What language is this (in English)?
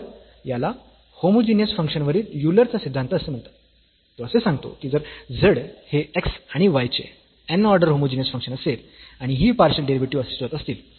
Marathi